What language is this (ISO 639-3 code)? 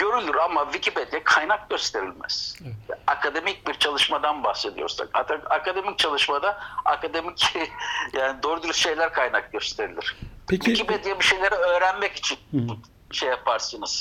tur